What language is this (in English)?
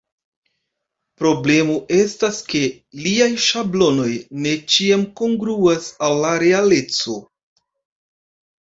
Esperanto